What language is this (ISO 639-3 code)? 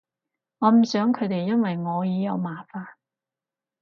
yue